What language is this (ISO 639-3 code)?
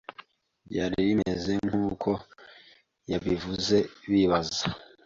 kin